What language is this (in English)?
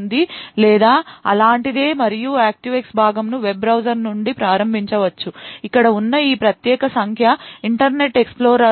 Telugu